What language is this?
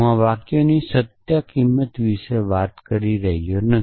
Gujarati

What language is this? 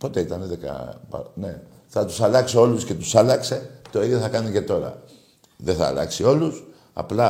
Greek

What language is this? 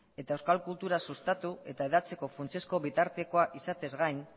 Basque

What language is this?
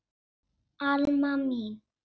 Icelandic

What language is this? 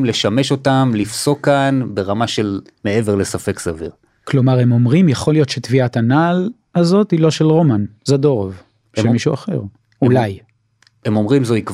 Hebrew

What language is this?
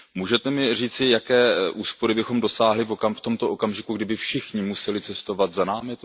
Czech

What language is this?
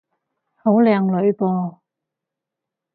Cantonese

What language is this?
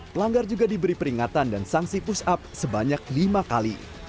Indonesian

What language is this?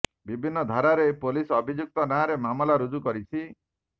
Odia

